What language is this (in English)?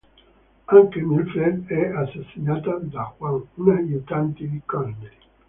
Italian